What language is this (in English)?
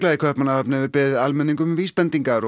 Icelandic